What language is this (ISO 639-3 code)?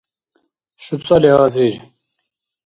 dar